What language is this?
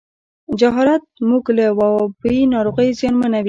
Pashto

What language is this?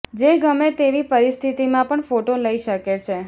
Gujarati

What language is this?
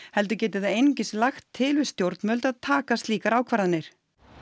Icelandic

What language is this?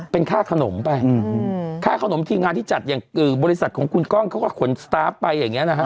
Thai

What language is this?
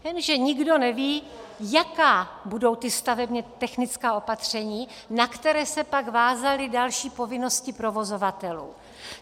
Czech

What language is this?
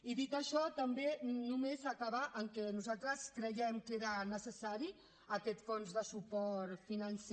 Catalan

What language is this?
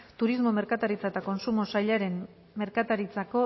Basque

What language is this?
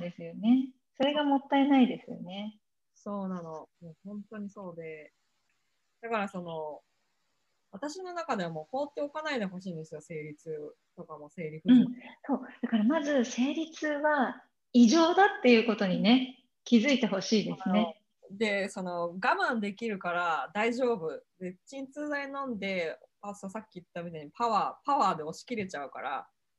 Japanese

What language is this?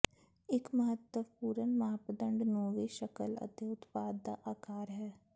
Punjabi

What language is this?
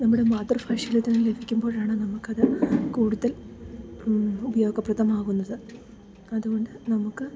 Malayalam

